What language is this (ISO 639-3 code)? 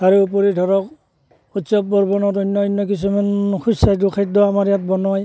asm